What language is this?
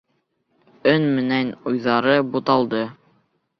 Bashkir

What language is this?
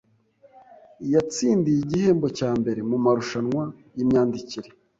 Kinyarwanda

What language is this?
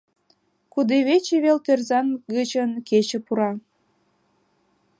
Mari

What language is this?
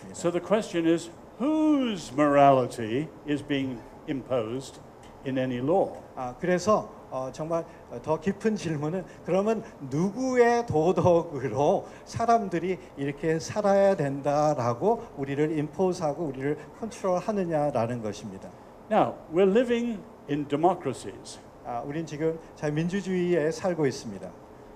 Korean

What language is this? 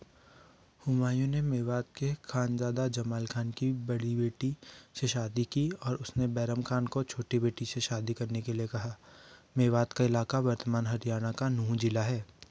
Hindi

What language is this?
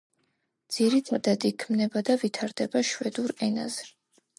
Georgian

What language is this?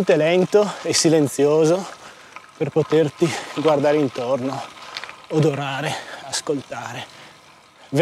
Italian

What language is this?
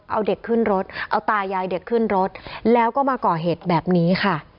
Thai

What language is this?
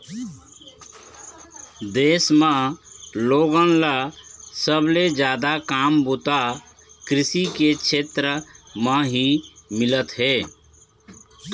Chhattisgarhi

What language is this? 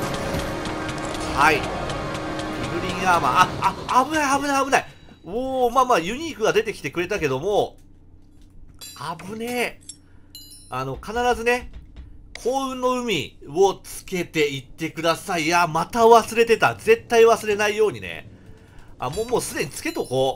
Japanese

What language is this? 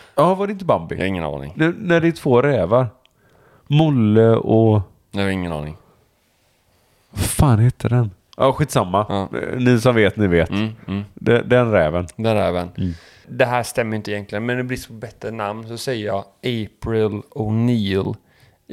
Swedish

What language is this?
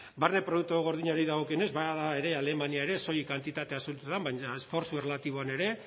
Basque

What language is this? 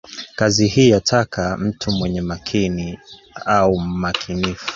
Swahili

